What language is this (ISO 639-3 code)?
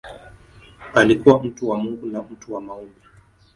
swa